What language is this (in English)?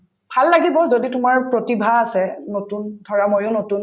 Assamese